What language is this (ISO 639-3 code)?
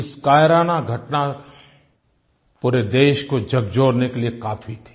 hin